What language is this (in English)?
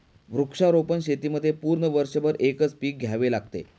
Marathi